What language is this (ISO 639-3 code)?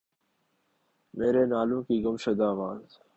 urd